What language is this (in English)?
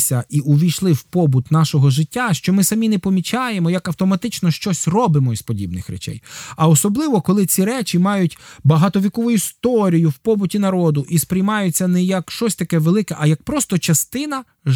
Ukrainian